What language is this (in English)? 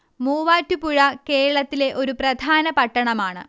Malayalam